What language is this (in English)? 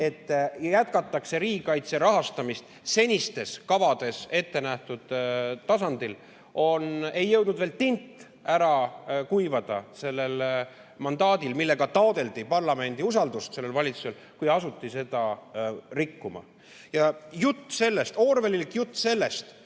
Estonian